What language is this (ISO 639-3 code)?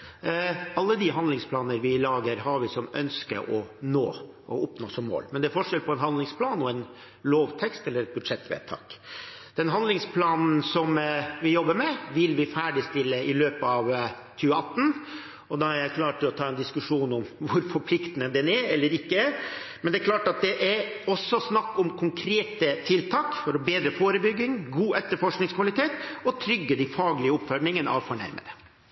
nor